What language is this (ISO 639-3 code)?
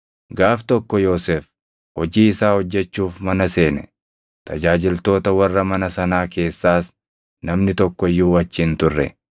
orm